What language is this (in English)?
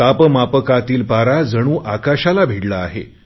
Marathi